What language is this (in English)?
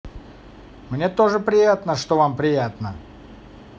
Russian